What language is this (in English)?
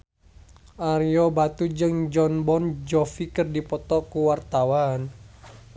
Sundanese